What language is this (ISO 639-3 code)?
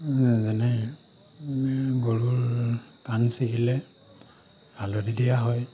asm